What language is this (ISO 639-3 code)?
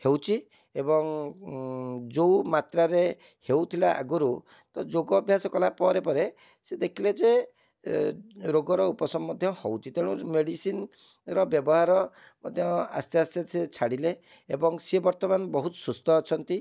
ori